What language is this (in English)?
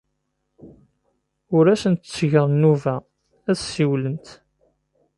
Kabyle